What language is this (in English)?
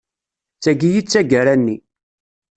Kabyle